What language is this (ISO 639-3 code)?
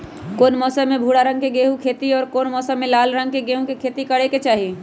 mag